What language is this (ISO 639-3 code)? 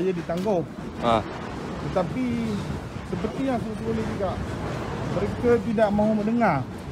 msa